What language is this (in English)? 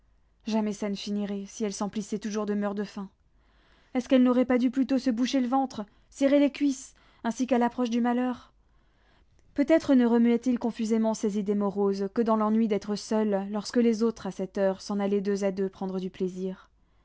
French